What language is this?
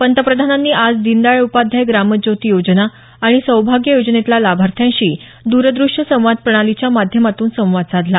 Marathi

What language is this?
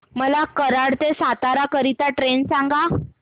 Marathi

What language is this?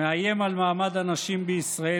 Hebrew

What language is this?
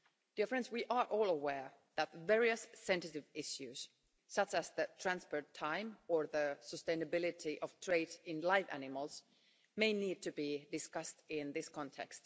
English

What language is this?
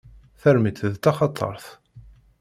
Kabyle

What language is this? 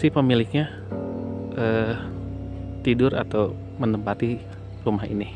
Indonesian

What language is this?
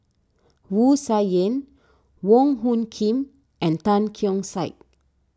English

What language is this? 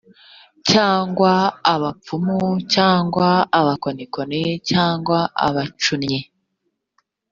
Kinyarwanda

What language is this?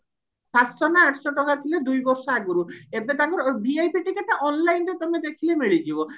Odia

